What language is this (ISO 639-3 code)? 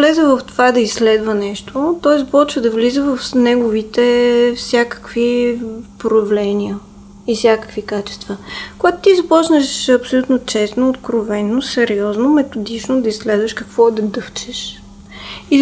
bul